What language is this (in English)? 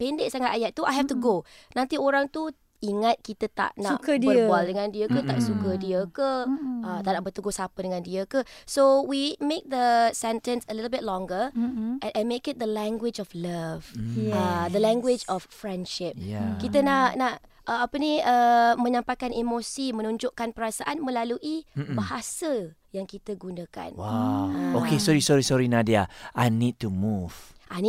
Malay